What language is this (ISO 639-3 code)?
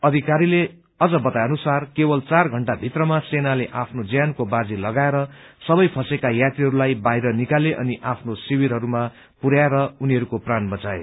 nep